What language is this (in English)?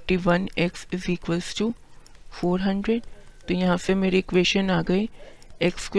Hindi